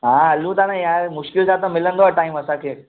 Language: Sindhi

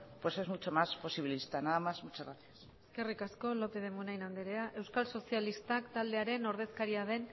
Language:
Basque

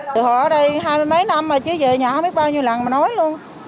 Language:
Vietnamese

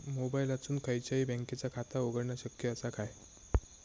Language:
Marathi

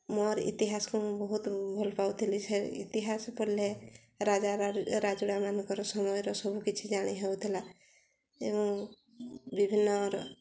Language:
Odia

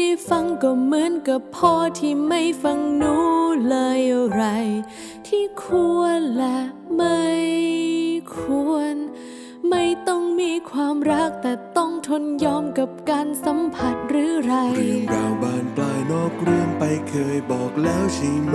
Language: Thai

